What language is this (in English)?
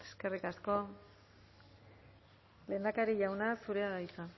Basque